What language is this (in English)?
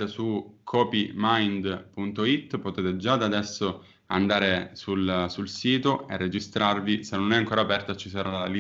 Italian